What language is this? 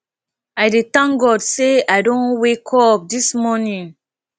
Nigerian Pidgin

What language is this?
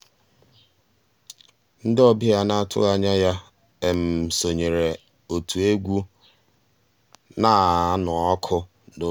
Igbo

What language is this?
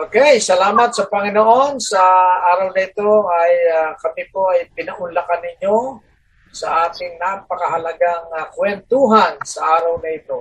Filipino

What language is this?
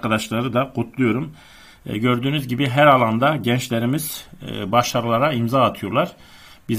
Turkish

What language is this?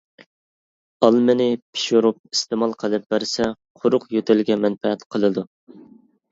Uyghur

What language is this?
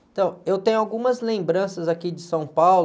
Portuguese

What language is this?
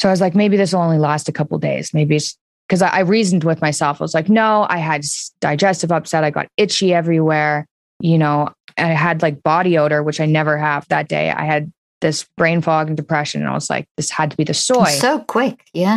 English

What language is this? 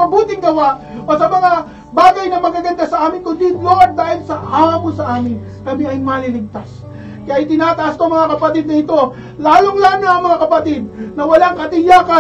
Filipino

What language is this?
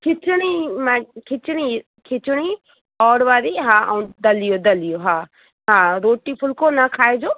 Sindhi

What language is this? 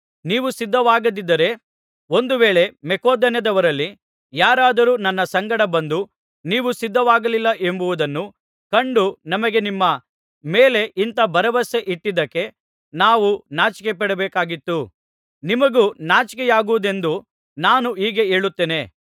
Kannada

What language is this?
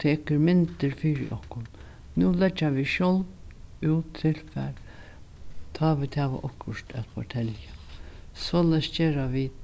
Faroese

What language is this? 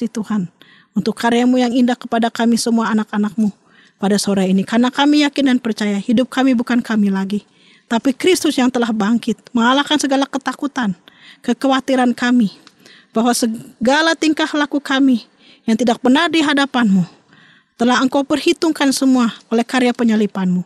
Indonesian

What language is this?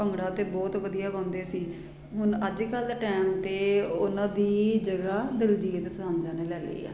Punjabi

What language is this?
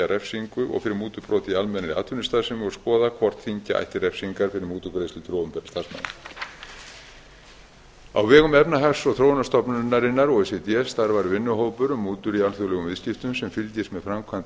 Icelandic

